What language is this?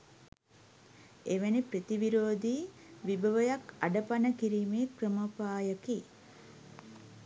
Sinhala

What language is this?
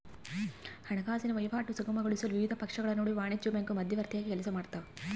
Kannada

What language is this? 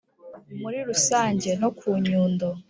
Kinyarwanda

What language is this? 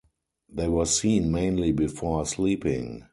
English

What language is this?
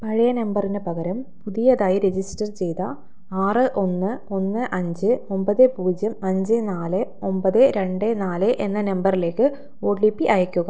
Malayalam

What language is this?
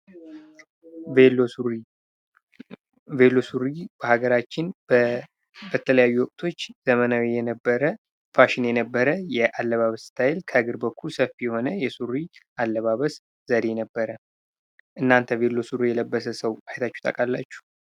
Amharic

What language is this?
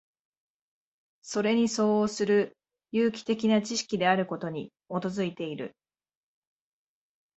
Japanese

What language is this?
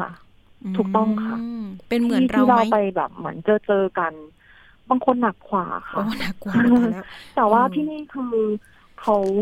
Thai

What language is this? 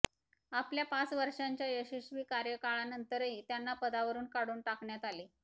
Marathi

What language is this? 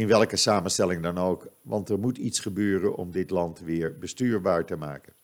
Dutch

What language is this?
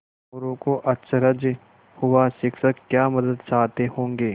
Hindi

